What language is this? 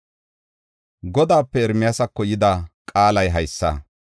Gofa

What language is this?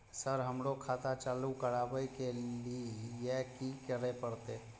Maithili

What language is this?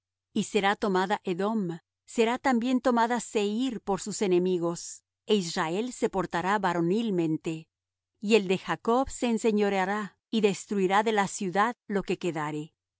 Spanish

